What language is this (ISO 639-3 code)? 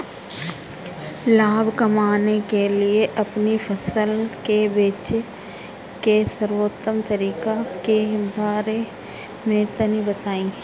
bho